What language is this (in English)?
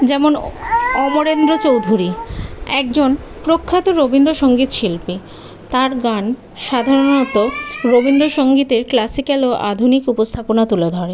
Bangla